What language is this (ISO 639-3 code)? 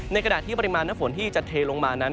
tha